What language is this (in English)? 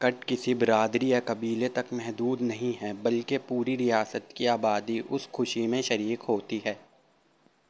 Urdu